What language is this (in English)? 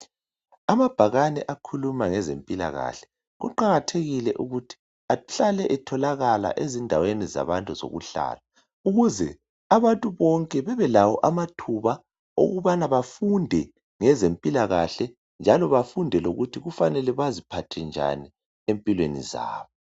North Ndebele